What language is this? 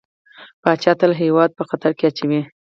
Pashto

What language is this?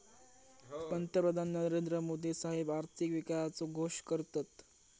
Marathi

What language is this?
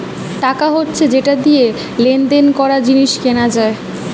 Bangla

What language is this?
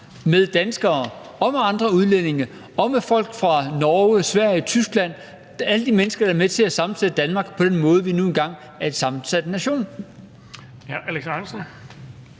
Danish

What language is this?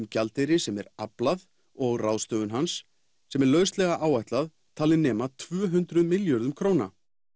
Icelandic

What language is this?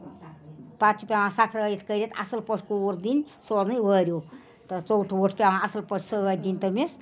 Kashmiri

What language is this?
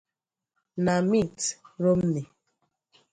Igbo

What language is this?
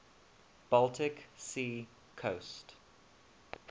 English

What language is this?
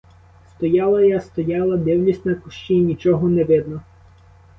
Ukrainian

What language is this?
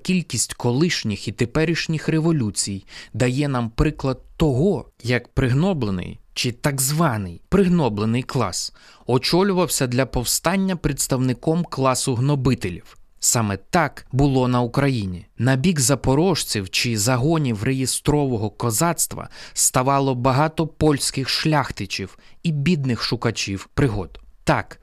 Ukrainian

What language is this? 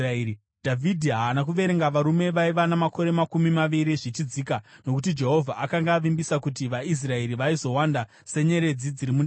Shona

